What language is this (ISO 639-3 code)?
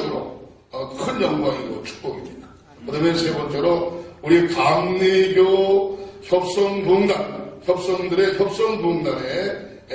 kor